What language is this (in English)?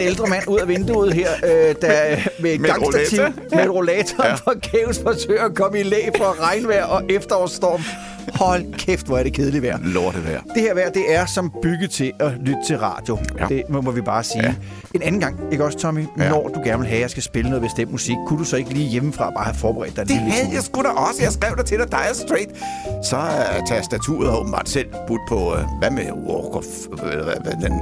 Danish